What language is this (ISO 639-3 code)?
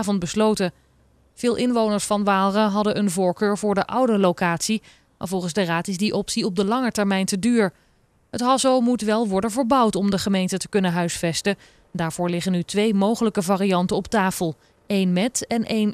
nld